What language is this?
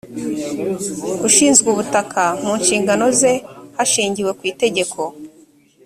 Kinyarwanda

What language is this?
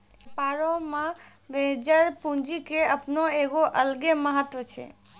Maithili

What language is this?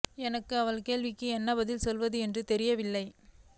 Tamil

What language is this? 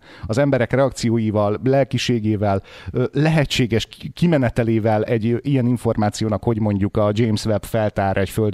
Hungarian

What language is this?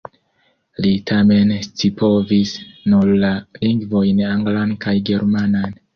Esperanto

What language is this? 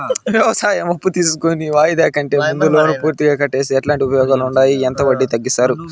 Telugu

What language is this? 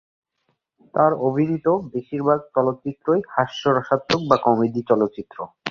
Bangla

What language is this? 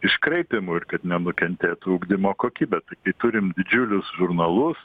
Lithuanian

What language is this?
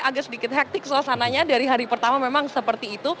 Indonesian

